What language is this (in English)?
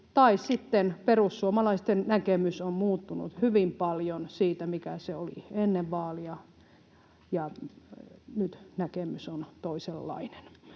Finnish